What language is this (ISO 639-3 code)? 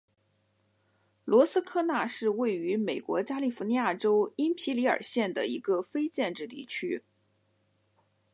zho